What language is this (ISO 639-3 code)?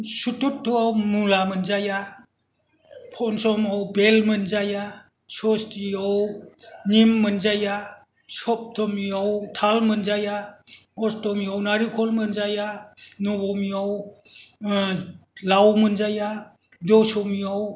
brx